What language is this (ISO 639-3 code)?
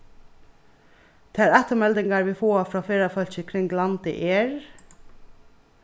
fao